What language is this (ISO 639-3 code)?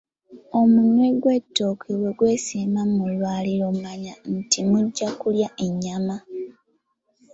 lug